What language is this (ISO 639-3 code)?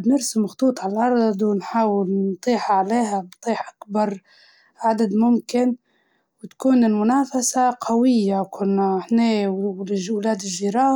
ayl